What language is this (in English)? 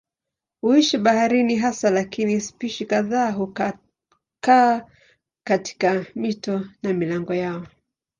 Swahili